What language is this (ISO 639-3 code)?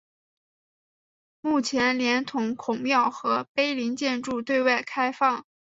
zho